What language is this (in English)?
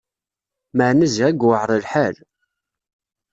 Kabyle